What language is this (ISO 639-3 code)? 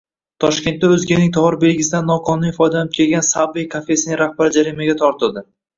uzb